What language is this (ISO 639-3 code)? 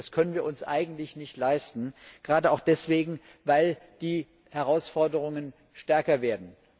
deu